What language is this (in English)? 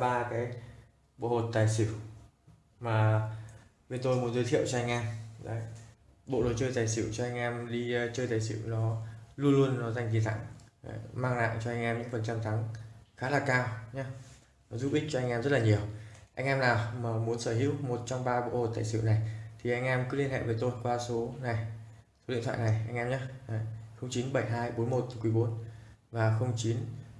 Vietnamese